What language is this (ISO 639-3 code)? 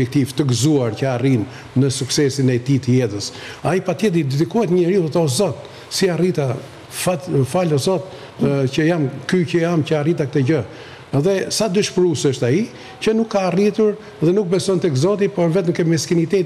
ron